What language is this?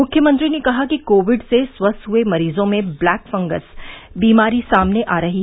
Hindi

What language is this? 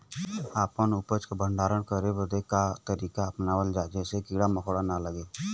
Bhojpuri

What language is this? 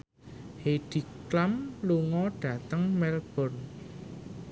Javanese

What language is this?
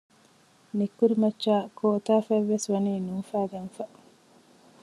Divehi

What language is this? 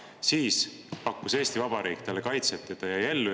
Estonian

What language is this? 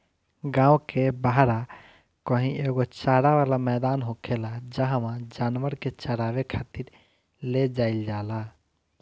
Bhojpuri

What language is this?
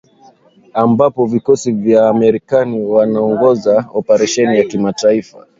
Swahili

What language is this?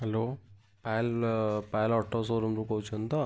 Odia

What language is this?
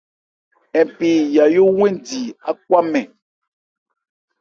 Ebrié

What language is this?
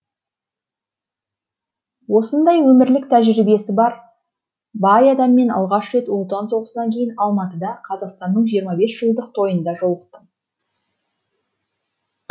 Kazakh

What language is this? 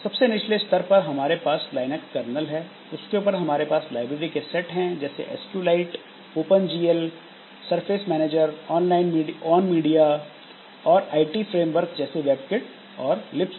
Hindi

